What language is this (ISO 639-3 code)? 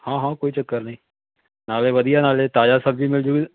pan